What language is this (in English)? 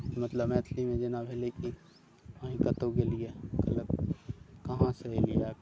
Maithili